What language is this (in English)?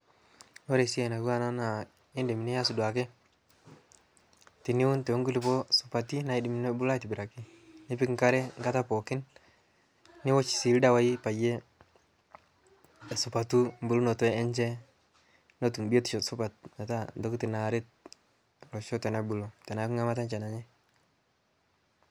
Masai